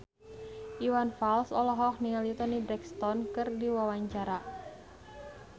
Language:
Sundanese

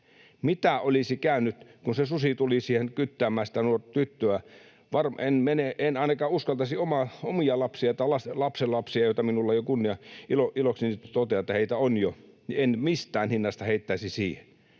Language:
Finnish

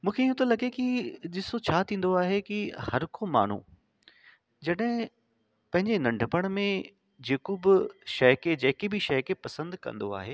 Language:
Sindhi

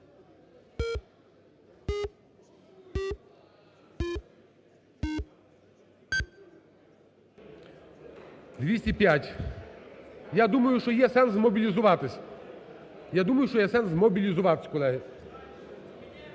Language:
Ukrainian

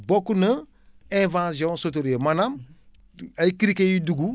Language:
Wolof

